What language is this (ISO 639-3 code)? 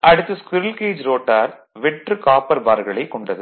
tam